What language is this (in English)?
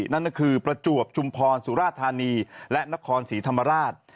Thai